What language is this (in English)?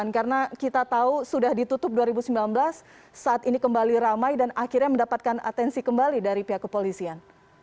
Indonesian